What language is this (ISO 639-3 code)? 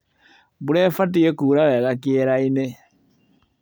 kik